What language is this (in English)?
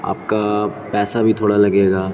Urdu